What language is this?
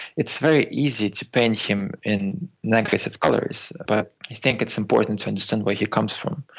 English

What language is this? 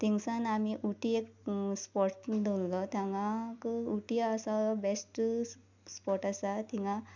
Konkani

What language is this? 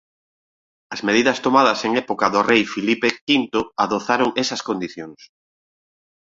Galician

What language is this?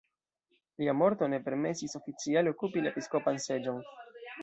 Esperanto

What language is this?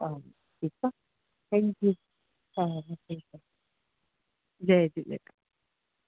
Sindhi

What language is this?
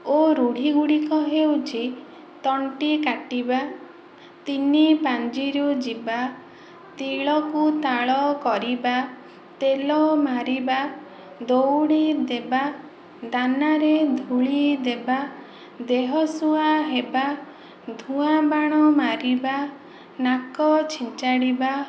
Odia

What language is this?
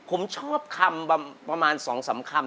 Thai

